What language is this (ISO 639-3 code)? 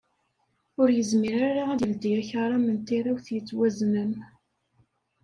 kab